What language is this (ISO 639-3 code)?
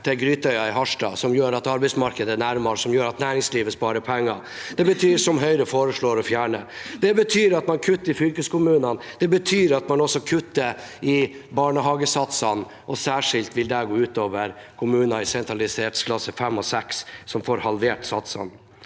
nor